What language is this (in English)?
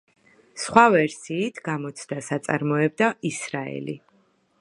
Georgian